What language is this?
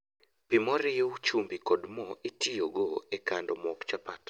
Luo (Kenya and Tanzania)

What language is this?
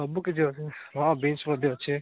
Odia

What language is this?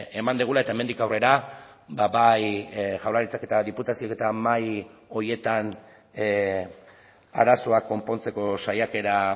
Basque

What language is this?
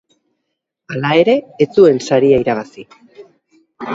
Basque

